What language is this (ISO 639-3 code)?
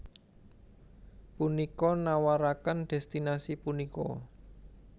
jav